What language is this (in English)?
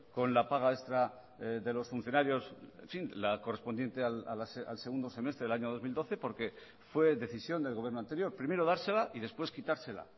Spanish